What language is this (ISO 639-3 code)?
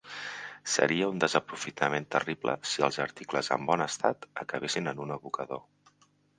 cat